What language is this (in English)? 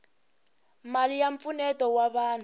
Tsonga